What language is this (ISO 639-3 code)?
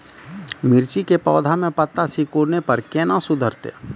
mai